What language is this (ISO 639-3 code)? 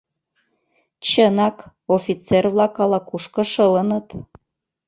chm